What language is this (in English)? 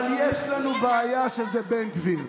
Hebrew